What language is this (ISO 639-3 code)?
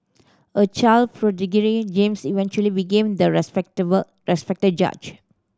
eng